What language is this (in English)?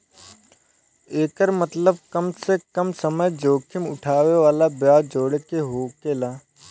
Bhojpuri